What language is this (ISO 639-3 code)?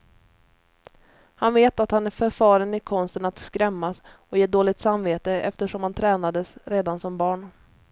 swe